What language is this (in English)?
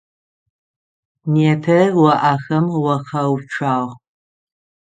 Adyghe